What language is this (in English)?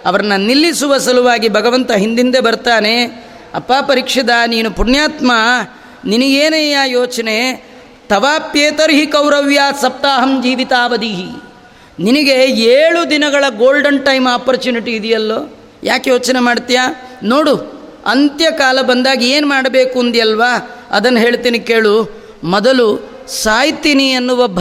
Kannada